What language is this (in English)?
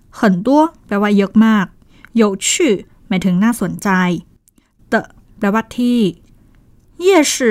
Thai